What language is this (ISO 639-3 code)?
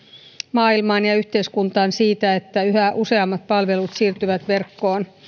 fin